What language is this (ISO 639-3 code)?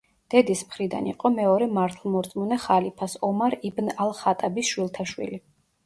kat